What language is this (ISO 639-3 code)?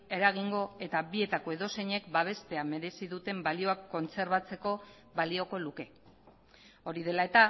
eus